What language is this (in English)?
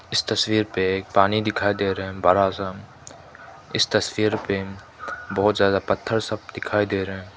Hindi